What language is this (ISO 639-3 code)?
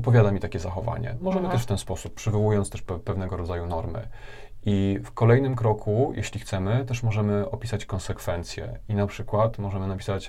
pol